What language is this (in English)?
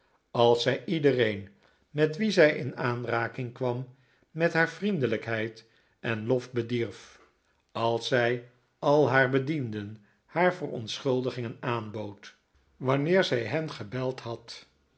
Dutch